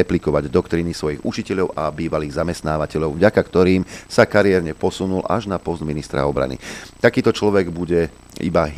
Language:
Slovak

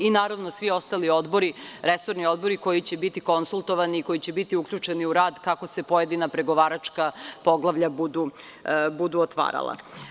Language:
Serbian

